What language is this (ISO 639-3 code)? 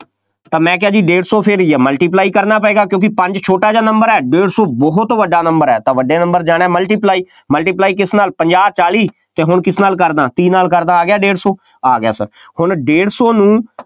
pan